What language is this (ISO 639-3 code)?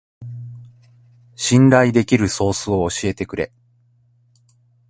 jpn